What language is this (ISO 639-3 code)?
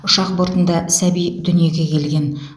kaz